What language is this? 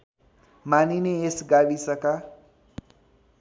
Nepali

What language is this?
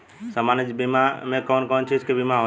Bhojpuri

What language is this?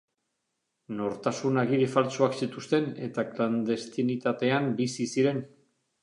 Basque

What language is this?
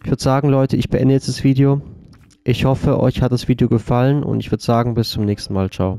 German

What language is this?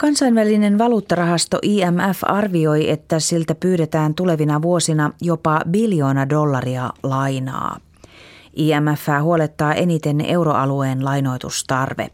Finnish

